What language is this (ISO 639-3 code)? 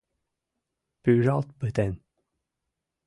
chm